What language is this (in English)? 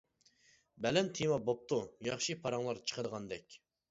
Uyghur